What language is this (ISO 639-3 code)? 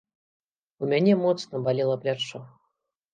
bel